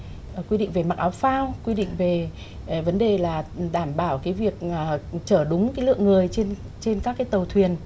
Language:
Vietnamese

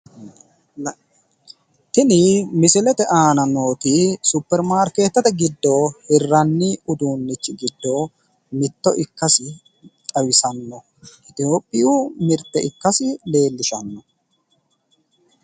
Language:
Sidamo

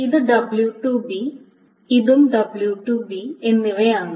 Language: Malayalam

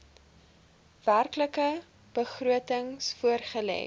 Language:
Afrikaans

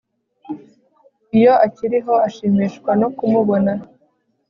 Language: Kinyarwanda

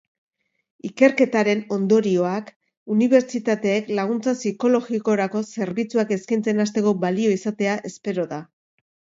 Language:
Basque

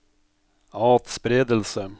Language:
Norwegian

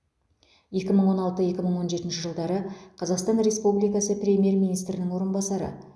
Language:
Kazakh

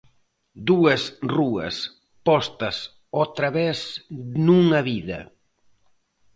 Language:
Galician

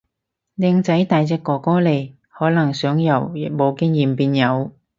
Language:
Cantonese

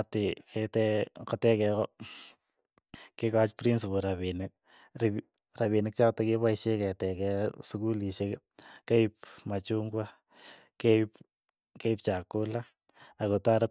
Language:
Keiyo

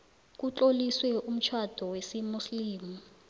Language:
South Ndebele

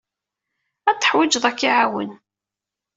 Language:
Kabyle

